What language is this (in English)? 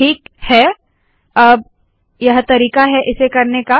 Hindi